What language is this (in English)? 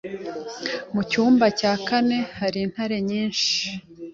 Kinyarwanda